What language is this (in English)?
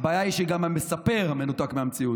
Hebrew